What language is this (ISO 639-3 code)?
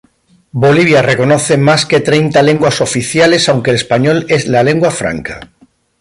spa